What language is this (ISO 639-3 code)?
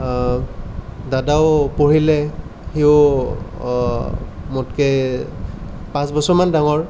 asm